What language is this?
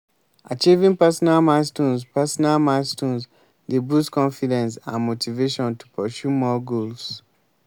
Nigerian Pidgin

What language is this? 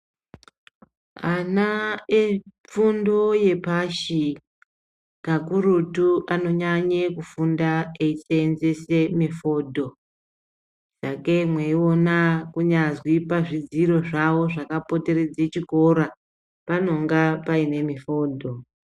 Ndau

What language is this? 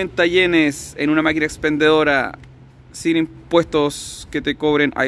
Spanish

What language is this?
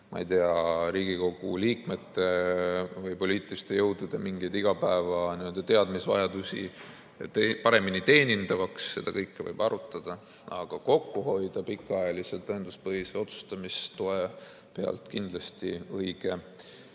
Estonian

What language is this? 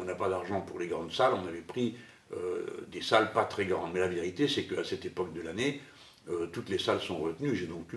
French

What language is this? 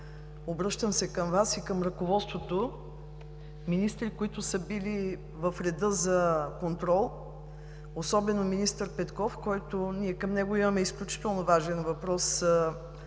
Bulgarian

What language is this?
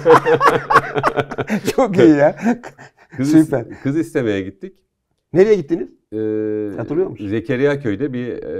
Turkish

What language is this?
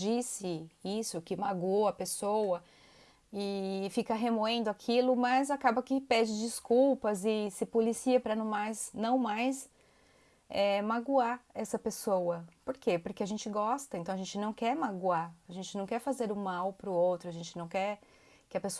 Portuguese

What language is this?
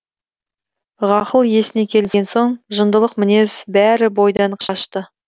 Kazakh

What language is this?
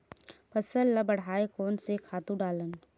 Chhattisgarhi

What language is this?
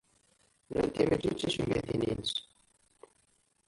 Kabyle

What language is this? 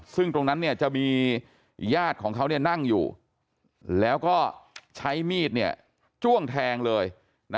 Thai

